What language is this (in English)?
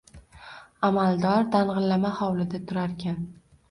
Uzbek